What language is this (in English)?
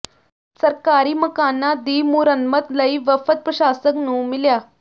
Punjabi